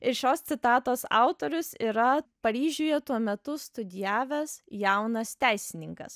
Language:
Lithuanian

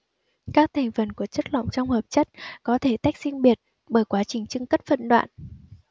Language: Vietnamese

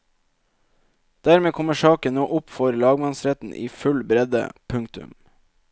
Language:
Norwegian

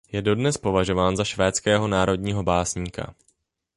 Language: Czech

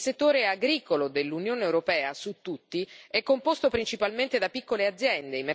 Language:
Italian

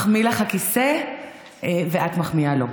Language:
Hebrew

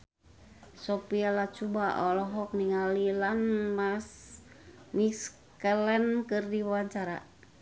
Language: Sundanese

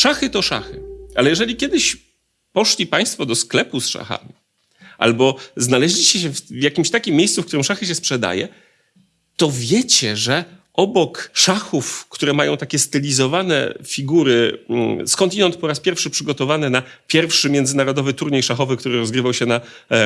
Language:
Polish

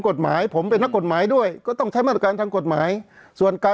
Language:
Thai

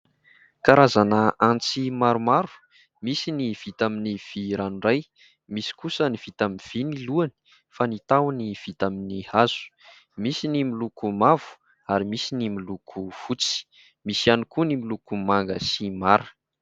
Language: Malagasy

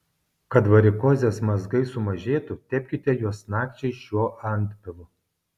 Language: Lithuanian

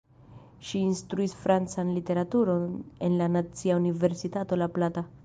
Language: Esperanto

